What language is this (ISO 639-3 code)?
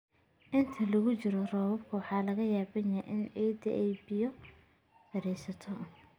som